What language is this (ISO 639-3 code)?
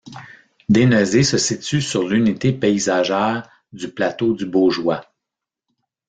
fra